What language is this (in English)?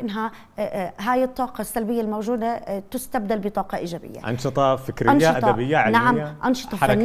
Arabic